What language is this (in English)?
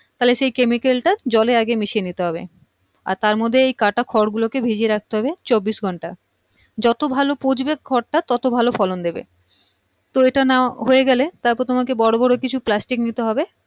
Bangla